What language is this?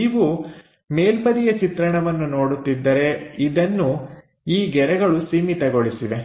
Kannada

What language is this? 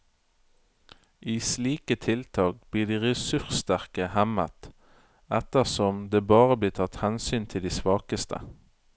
Norwegian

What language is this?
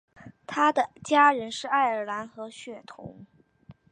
Chinese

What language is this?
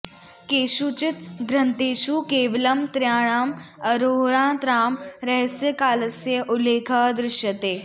Sanskrit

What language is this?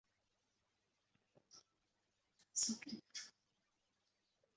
Chinese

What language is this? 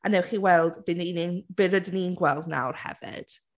Welsh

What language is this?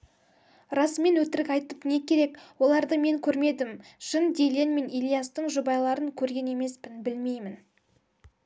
Kazakh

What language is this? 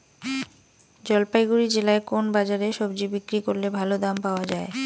Bangla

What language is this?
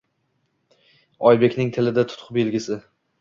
Uzbek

